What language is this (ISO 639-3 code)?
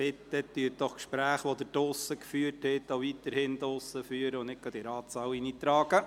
gsw